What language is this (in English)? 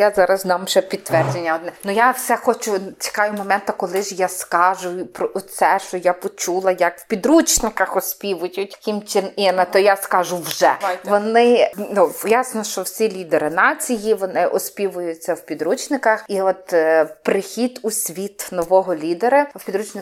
Ukrainian